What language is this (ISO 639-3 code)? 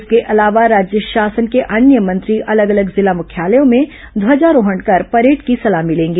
hin